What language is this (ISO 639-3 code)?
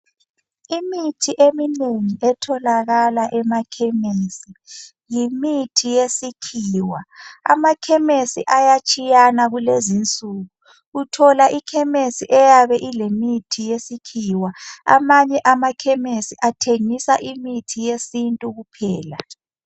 nde